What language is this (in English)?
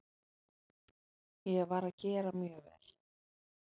Icelandic